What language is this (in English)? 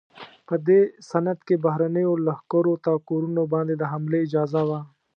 Pashto